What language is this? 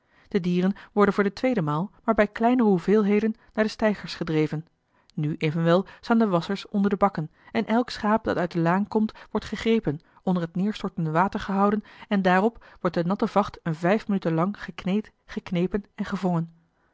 Dutch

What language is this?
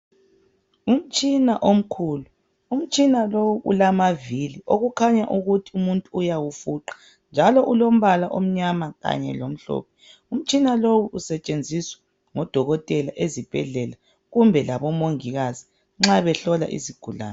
North Ndebele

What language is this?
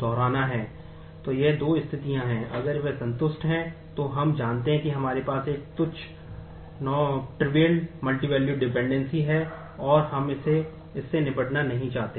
Hindi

